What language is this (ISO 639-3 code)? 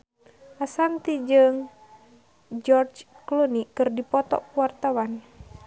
sun